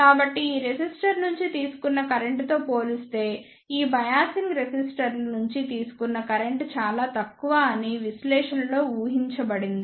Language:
Telugu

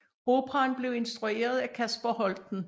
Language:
Danish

